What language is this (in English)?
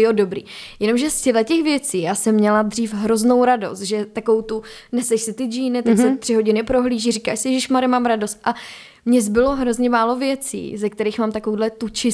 Czech